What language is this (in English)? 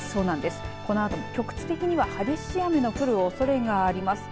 Japanese